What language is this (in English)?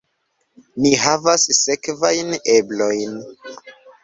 Esperanto